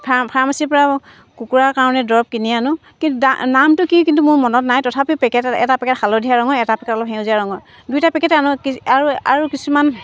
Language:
Assamese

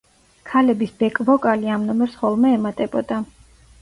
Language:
Georgian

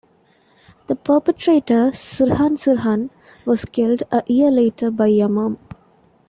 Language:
English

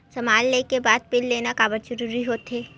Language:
Chhattisgarhi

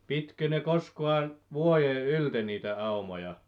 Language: Finnish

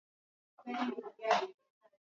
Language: Swahili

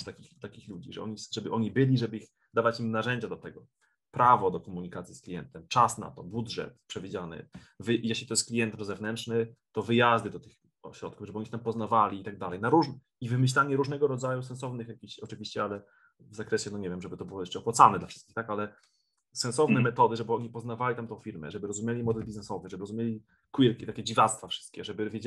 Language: Polish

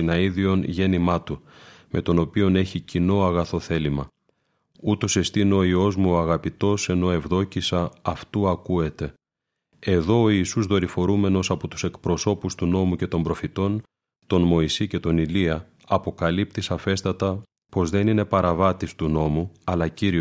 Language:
Greek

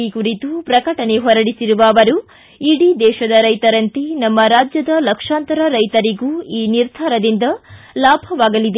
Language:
Kannada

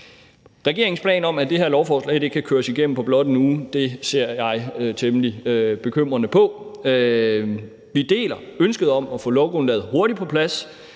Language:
Danish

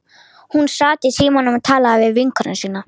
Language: Icelandic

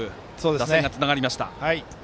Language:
Japanese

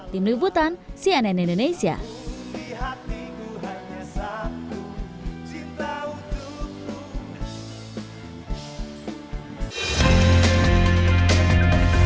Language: Indonesian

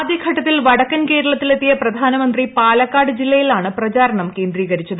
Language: Malayalam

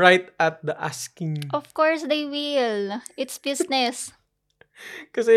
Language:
Filipino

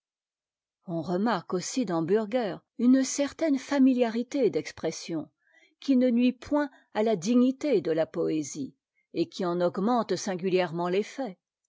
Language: French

